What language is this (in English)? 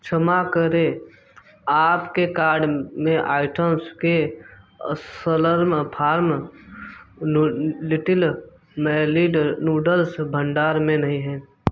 Hindi